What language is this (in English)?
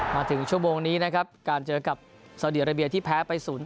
Thai